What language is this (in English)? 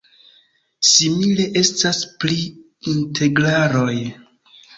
Esperanto